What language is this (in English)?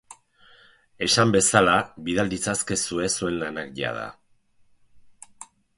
Basque